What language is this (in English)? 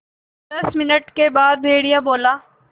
Hindi